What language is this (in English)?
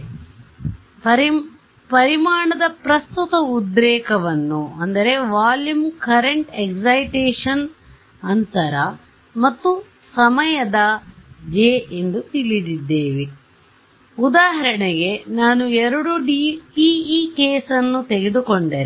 Kannada